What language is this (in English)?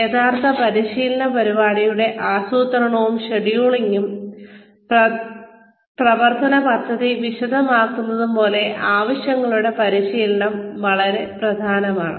Malayalam